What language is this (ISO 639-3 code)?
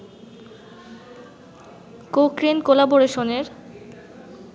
ben